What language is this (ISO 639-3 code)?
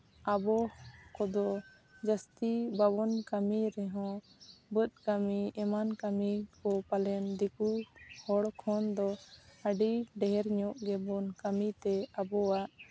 sat